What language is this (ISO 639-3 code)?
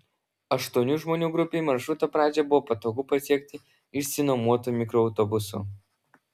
lit